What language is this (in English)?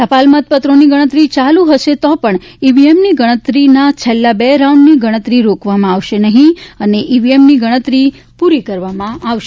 Gujarati